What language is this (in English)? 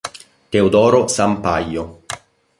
Italian